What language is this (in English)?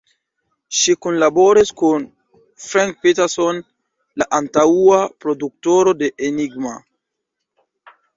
Esperanto